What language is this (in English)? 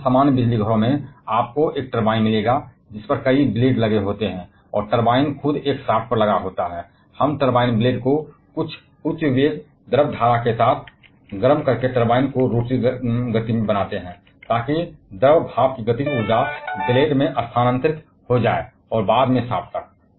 Hindi